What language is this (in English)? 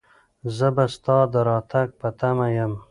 Pashto